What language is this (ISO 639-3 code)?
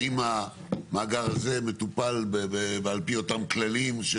heb